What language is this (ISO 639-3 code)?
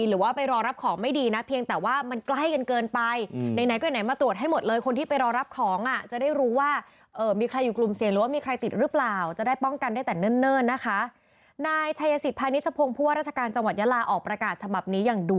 tha